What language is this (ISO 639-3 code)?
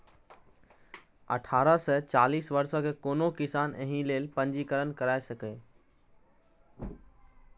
mai